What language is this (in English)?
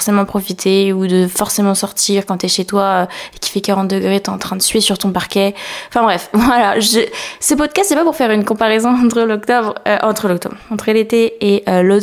French